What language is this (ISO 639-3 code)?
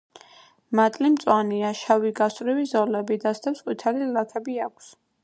kat